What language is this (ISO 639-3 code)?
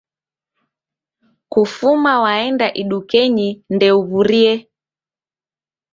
dav